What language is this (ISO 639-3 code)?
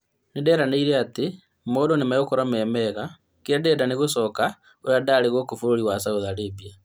kik